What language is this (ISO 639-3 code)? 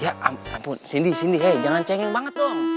ind